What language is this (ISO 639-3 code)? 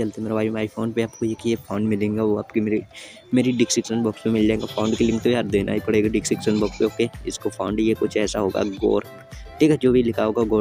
hin